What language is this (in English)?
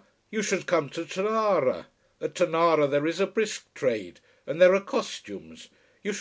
English